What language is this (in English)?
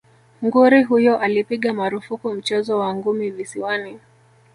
Swahili